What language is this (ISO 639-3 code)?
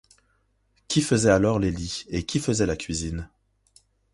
fra